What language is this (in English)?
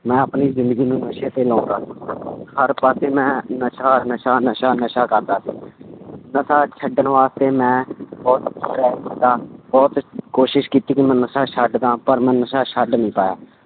Punjabi